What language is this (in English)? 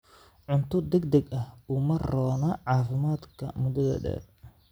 Somali